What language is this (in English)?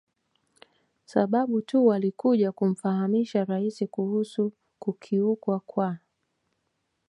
Swahili